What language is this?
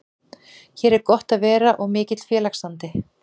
Icelandic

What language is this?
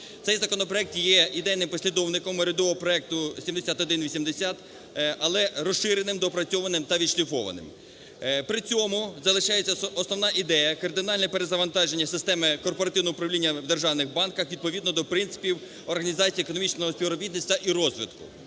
Ukrainian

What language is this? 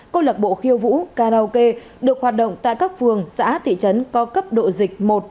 Vietnamese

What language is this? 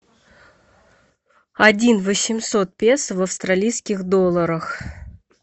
Russian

